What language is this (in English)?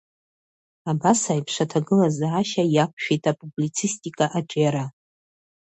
Abkhazian